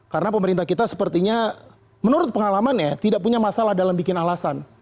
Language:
Indonesian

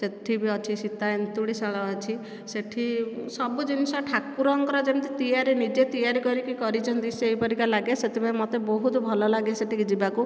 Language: Odia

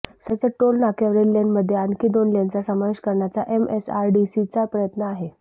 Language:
Marathi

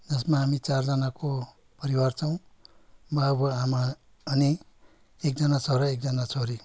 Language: Nepali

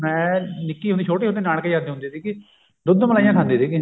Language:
Punjabi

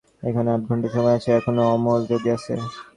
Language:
Bangla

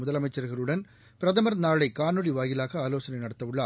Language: Tamil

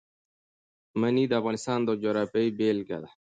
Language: Pashto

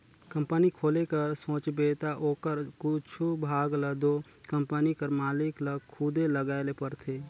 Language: Chhattisgarhi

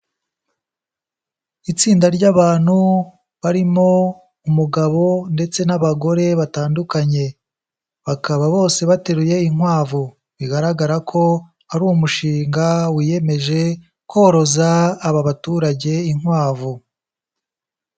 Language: Kinyarwanda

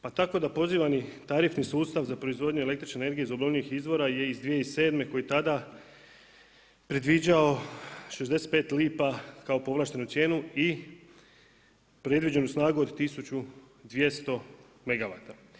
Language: Croatian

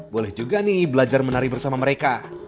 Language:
Indonesian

